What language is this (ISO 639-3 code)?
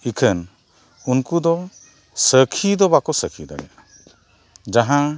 sat